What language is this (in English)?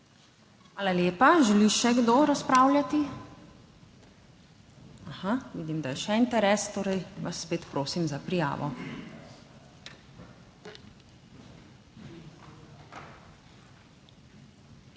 Slovenian